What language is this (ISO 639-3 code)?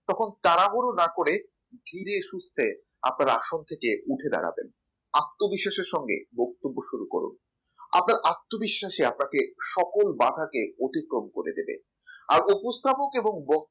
ben